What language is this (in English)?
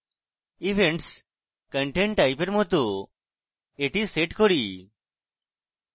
Bangla